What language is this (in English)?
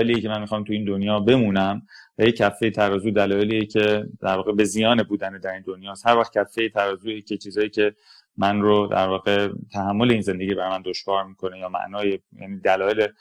Persian